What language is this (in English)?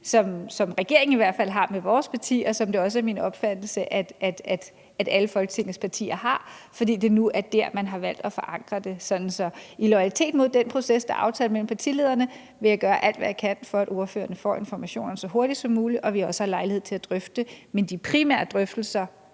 Danish